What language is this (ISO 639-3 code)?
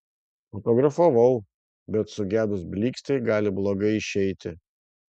lit